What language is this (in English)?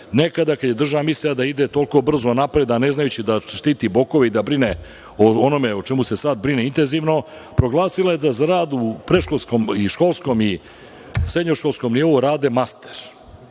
Serbian